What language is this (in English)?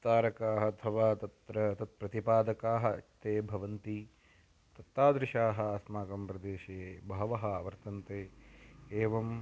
Sanskrit